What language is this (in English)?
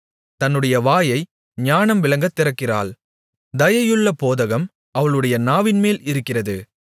Tamil